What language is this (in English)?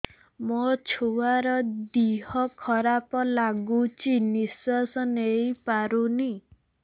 Odia